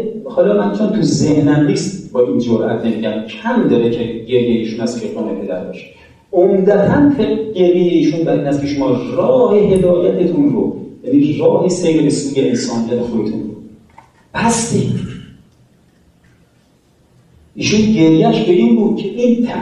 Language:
Persian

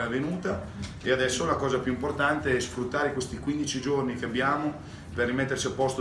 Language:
Italian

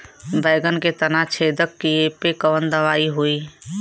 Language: Bhojpuri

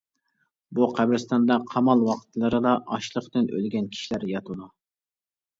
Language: Uyghur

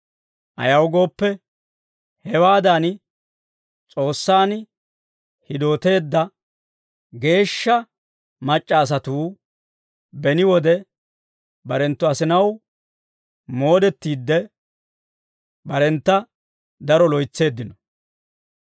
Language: Dawro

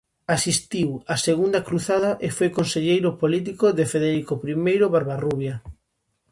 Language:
Galician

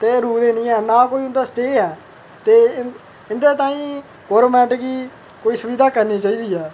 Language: Dogri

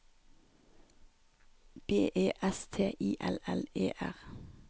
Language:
Norwegian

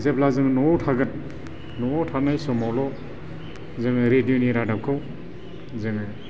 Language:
Bodo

